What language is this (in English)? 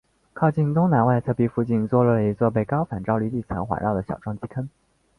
Chinese